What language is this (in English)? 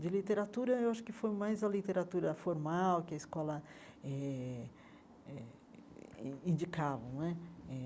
Portuguese